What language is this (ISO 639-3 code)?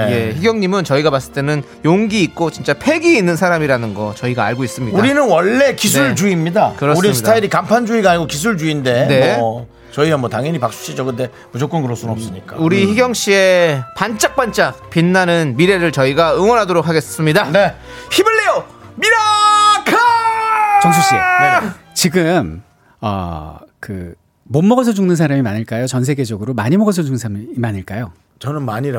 kor